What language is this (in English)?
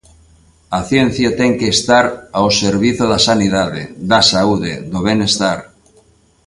Galician